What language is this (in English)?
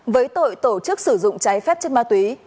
Vietnamese